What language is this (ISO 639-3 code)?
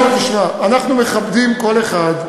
heb